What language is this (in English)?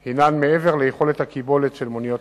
Hebrew